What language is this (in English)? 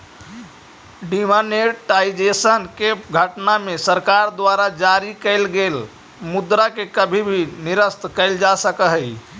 Magahi